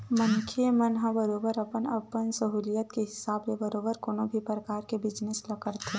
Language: Chhattisgarhi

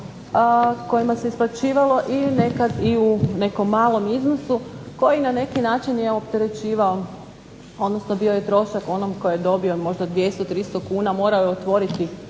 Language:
Croatian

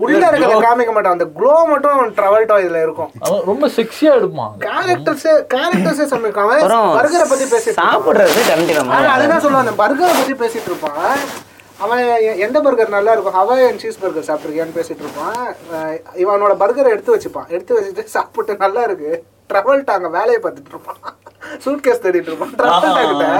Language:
Tamil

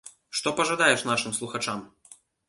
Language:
Belarusian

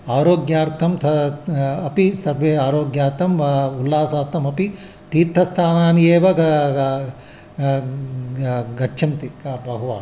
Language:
Sanskrit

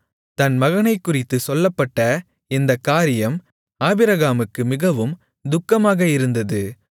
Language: Tamil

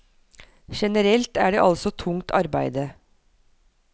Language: Norwegian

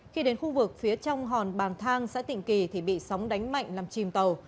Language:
Vietnamese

